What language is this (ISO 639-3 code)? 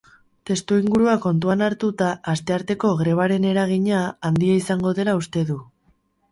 eus